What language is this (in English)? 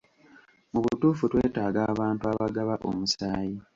Ganda